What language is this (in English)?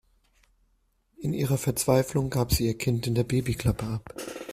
German